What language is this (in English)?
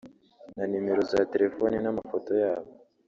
Kinyarwanda